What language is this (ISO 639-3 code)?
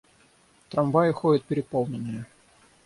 rus